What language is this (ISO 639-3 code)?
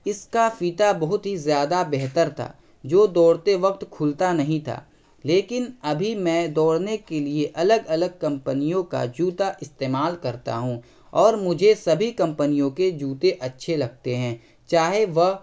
urd